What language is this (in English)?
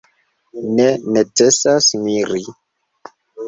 Esperanto